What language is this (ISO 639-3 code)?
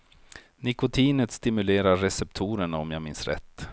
swe